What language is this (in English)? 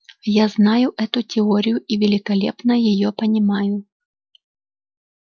Russian